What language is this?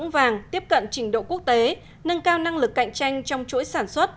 Vietnamese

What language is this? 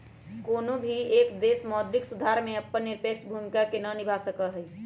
Magahi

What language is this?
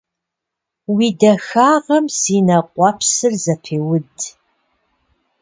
Kabardian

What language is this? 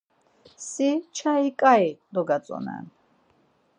Laz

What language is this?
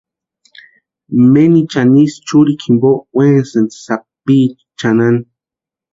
Western Highland Purepecha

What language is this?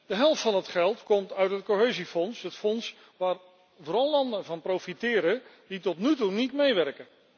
Dutch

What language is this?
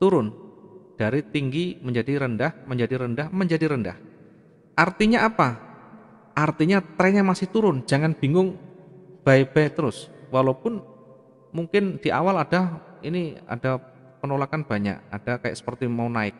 Indonesian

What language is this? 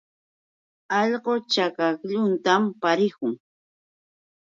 Yauyos Quechua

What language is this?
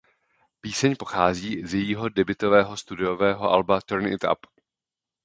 Czech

